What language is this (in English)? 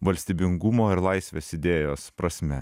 Lithuanian